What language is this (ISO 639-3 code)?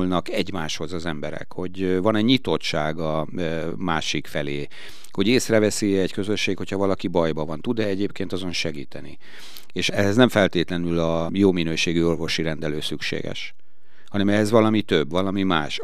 hun